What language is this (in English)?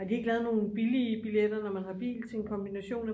Danish